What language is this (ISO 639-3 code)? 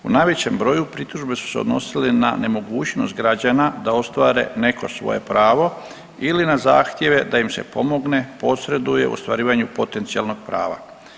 hrv